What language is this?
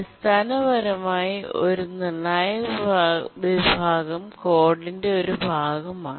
Malayalam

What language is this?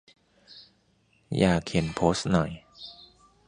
Thai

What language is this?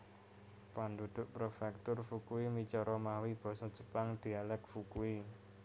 Javanese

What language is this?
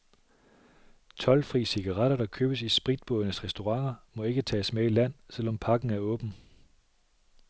Danish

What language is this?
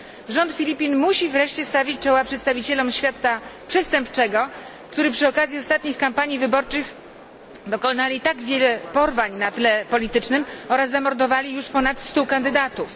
Polish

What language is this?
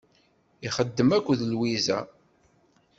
Kabyle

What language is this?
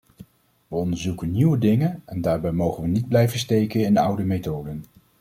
Dutch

